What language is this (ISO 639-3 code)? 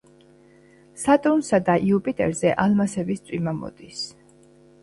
kat